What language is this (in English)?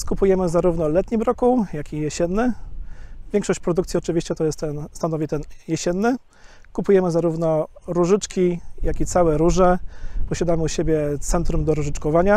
Polish